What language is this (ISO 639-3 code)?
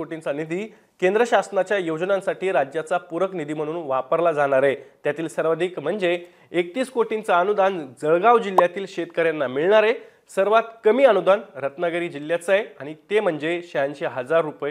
mar